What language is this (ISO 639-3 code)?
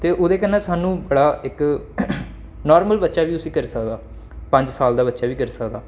doi